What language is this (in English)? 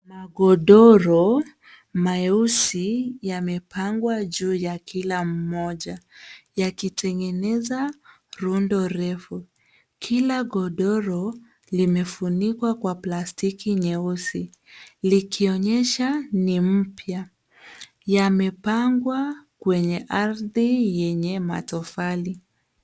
Swahili